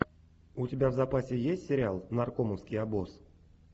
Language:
Russian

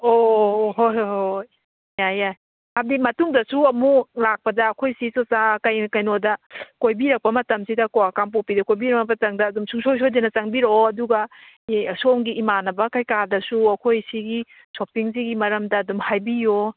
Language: Manipuri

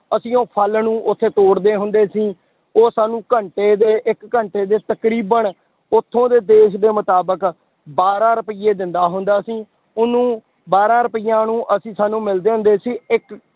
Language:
Punjabi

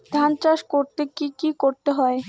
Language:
Bangla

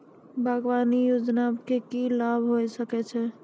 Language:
Maithili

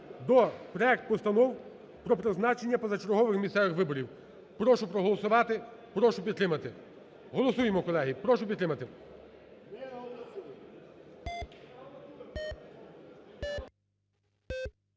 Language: Ukrainian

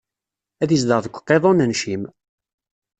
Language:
Kabyle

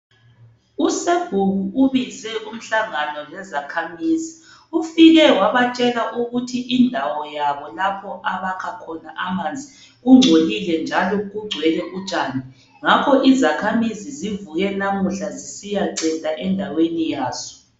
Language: North Ndebele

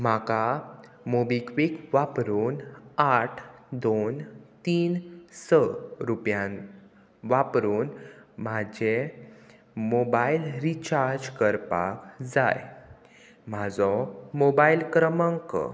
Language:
Konkani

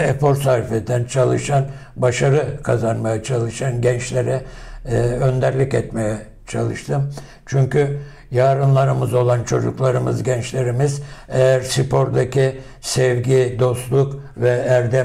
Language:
Turkish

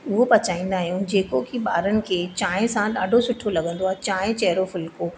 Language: Sindhi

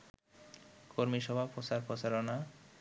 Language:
Bangla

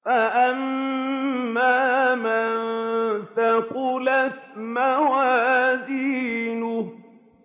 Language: Arabic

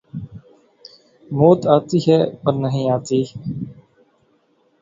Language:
Urdu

